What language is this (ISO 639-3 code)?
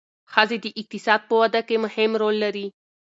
pus